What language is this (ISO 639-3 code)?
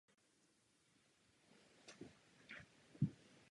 ces